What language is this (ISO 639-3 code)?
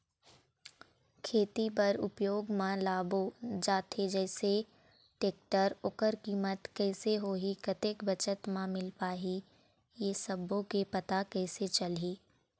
hne